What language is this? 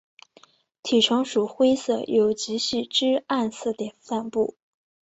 Chinese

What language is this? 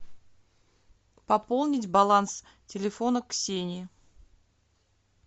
Russian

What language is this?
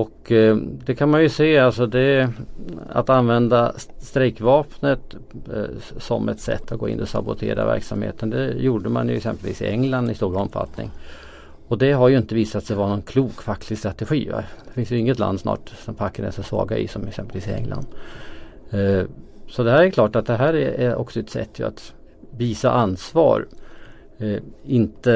Swedish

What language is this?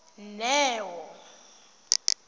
Tswana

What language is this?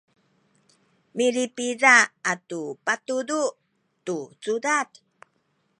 Sakizaya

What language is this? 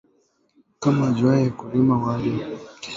Swahili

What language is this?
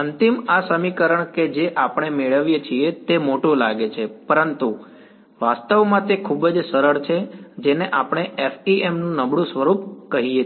Gujarati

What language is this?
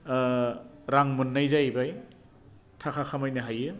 Bodo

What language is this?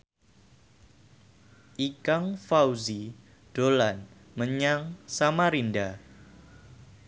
Javanese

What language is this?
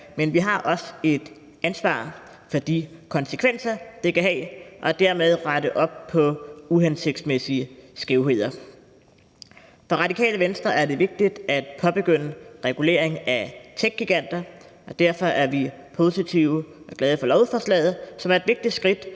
Danish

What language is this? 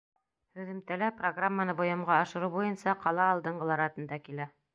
Bashkir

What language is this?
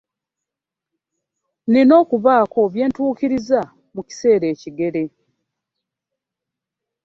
Ganda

